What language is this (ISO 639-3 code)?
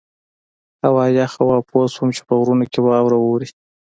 pus